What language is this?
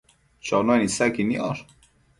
Matsés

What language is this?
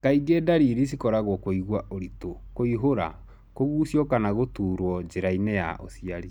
Kikuyu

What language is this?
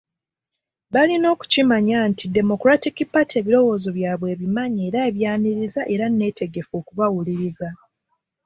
Ganda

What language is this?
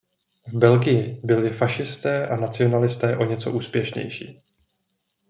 Czech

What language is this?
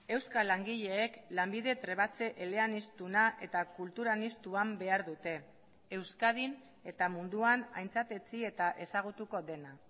Basque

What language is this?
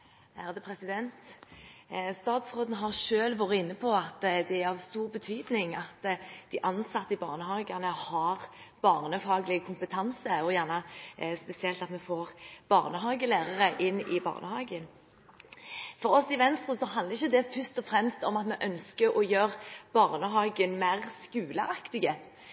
Norwegian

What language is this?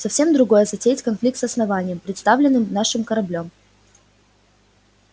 Russian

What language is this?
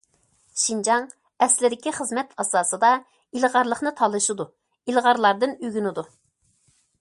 Uyghur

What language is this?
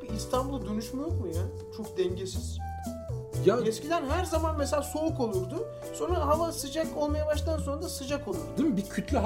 Turkish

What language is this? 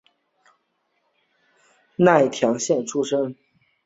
Chinese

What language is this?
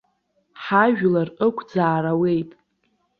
Abkhazian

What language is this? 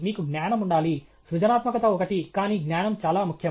Telugu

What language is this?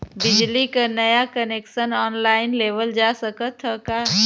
Bhojpuri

